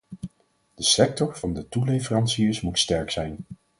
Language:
Dutch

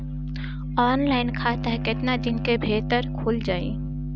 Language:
Bhojpuri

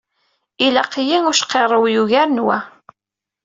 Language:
Kabyle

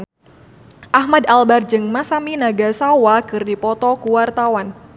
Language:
Sundanese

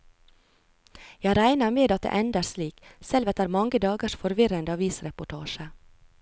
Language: Norwegian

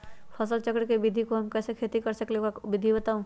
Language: Magahi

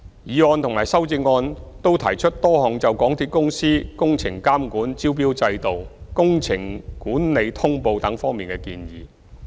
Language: Cantonese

